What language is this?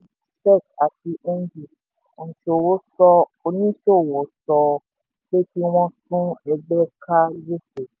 Yoruba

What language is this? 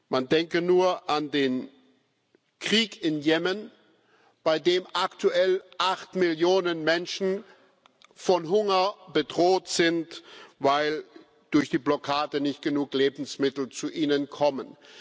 German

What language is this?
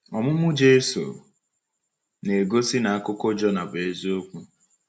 Igbo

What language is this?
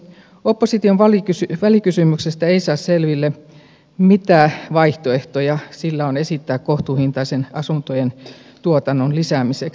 Finnish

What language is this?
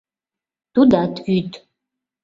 Mari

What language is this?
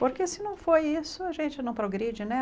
Portuguese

